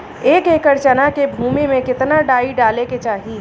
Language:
Bhojpuri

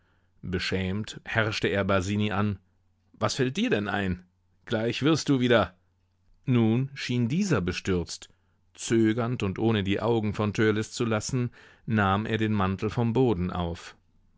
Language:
German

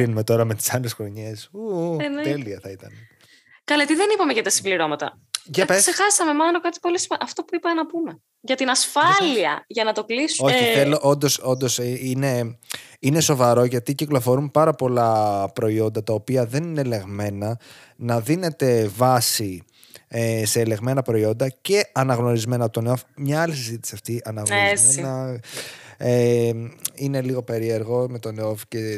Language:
Greek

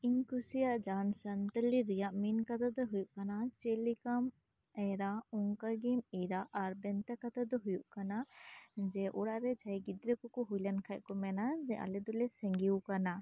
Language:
Santali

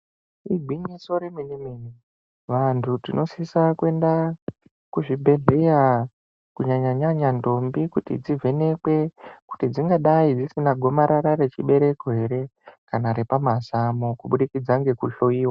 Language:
Ndau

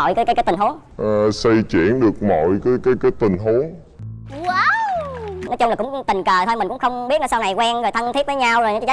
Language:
Vietnamese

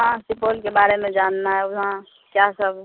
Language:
Urdu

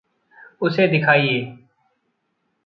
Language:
Hindi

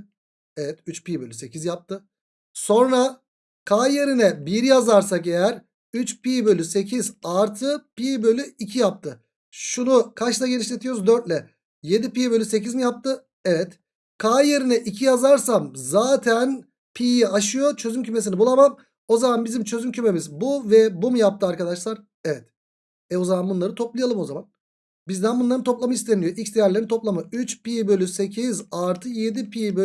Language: Turkish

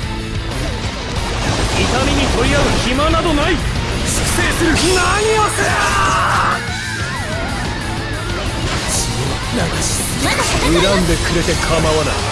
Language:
Japanese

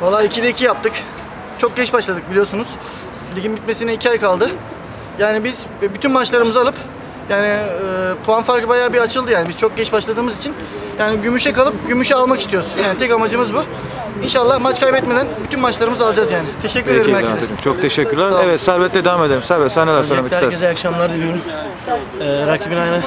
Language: Turkish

